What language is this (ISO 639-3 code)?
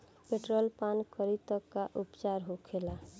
bho